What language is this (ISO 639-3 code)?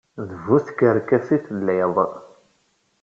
kab